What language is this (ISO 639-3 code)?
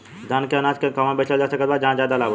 bho